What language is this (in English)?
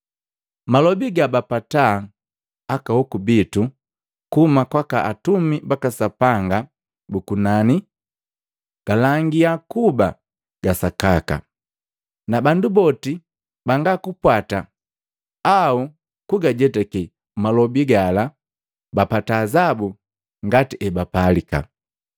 Matengo